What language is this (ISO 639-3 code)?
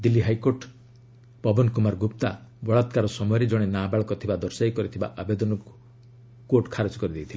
ori